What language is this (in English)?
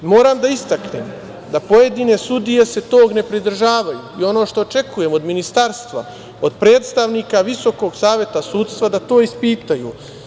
Serbian